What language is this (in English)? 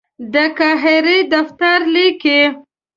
Pashto